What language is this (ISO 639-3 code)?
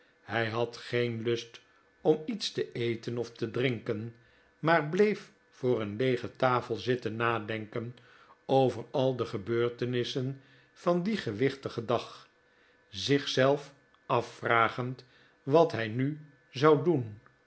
nld